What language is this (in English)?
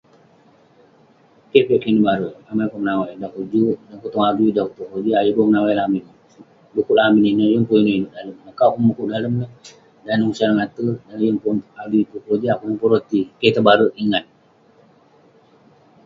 Western Penan